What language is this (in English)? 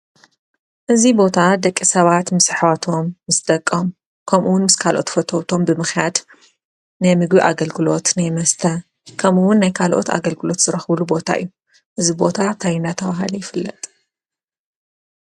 Tigrinya